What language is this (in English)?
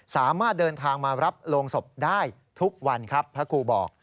Thai